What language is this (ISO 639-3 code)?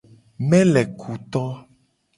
gej